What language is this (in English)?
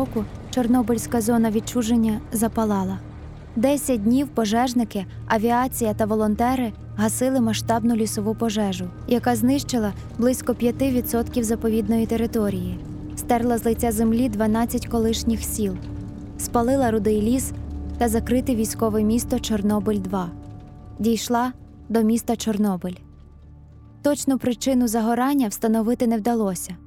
Ukrainian